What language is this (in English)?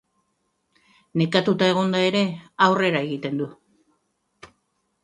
Basque